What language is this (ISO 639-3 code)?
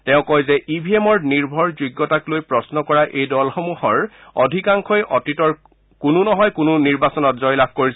asm